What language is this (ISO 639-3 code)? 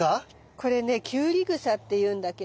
jpn